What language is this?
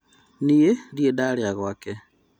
Kikuyu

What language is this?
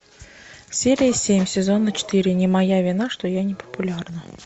Russian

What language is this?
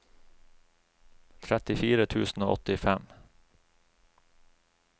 Norwegian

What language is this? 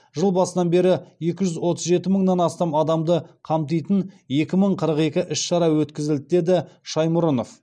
Kazakh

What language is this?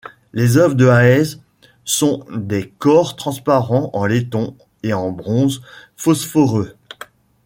French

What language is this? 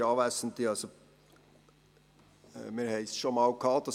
Swiss German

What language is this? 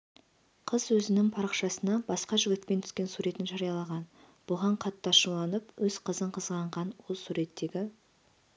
Kazakh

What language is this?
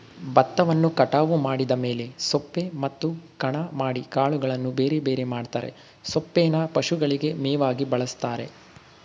Kannada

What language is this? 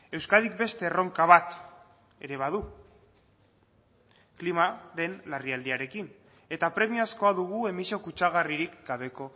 Basque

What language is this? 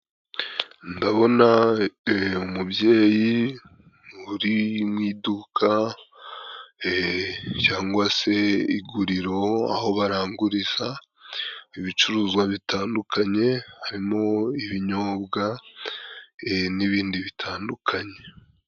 Kinyarwanda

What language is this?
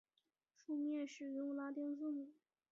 Chinese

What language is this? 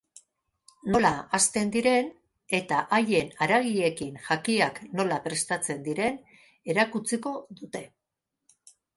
Basque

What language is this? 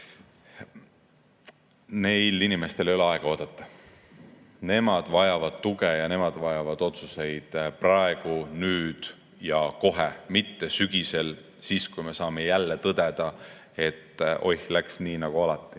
Estonian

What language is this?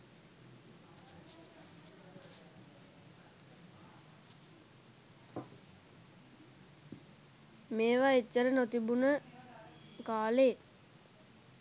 Sinhala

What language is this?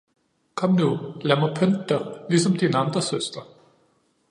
Danish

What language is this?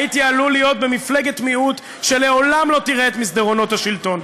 Hebrew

